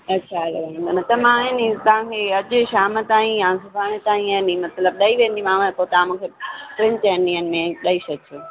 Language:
Sindhi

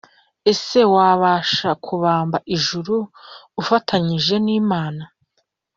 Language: Kinyarwanda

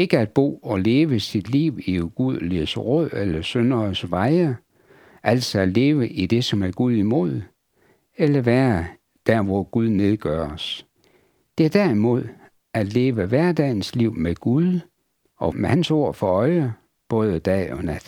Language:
Danish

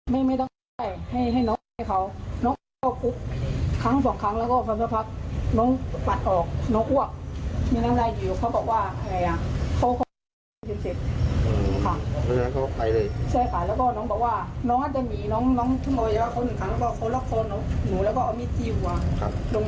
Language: Thai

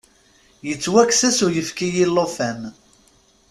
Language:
Kabyle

